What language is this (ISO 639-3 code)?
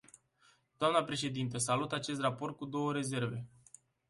ron